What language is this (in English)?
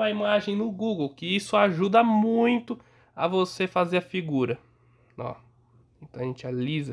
Portuguese